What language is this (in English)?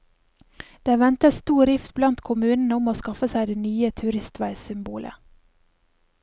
Norwegian